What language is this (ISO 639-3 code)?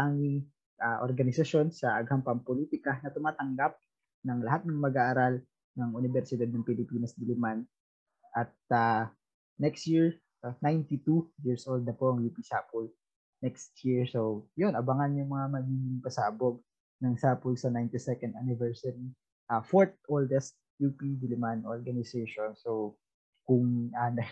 fil